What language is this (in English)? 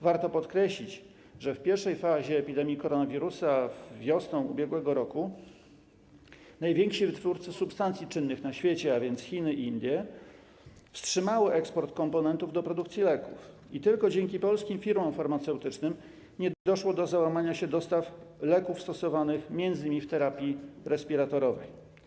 Polish